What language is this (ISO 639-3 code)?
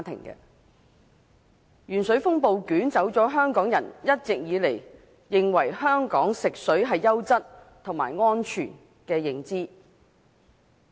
yue